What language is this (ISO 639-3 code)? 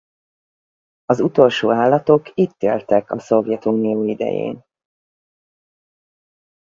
hun